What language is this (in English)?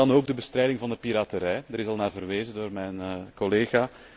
Dutch